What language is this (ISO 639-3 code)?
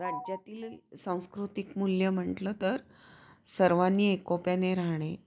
mar